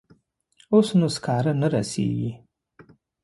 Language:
Pashto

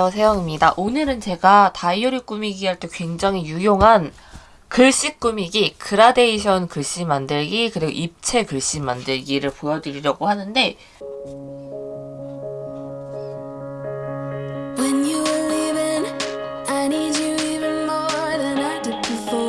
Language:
Korean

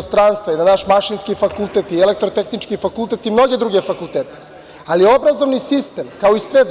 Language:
Serbian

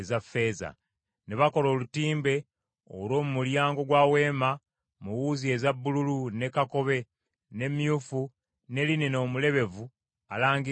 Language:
Ganda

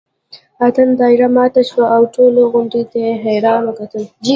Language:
Pashto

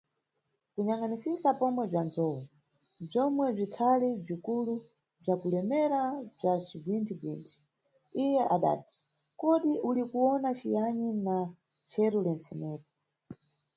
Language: Nyungwe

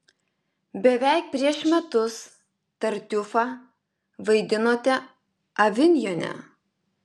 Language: Lithuanian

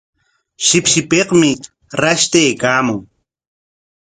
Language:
Corongo Ancash Quechua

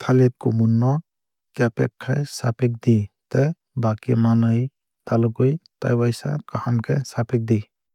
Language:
Kok Borok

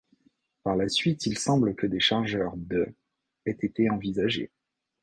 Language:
French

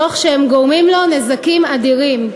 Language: Hebrew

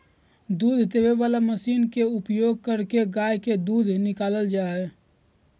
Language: Magahi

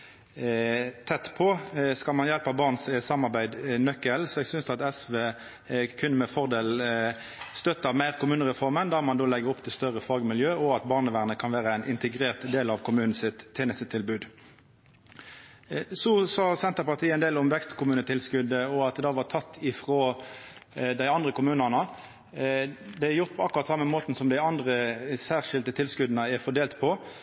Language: Norwegian Nynorsk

